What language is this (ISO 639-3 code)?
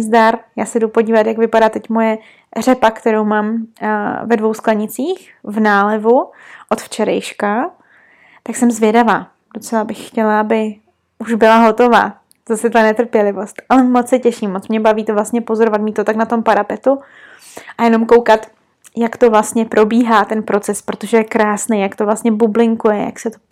ces